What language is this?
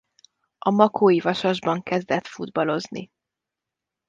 Hungarian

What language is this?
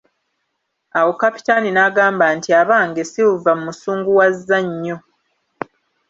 Ganda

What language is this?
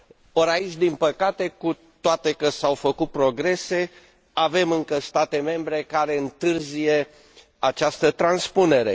Romanian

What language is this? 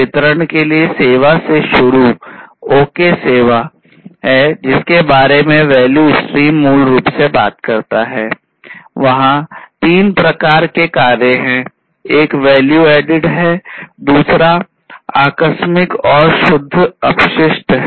Hindi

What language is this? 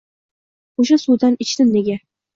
Uzbek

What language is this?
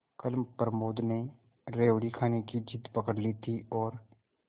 Hindi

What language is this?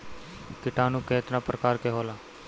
Bhojpuri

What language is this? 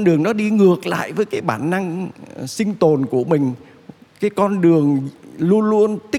Vietnamese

